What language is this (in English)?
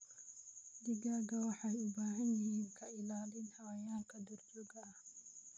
Somali